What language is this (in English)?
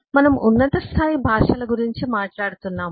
Telugu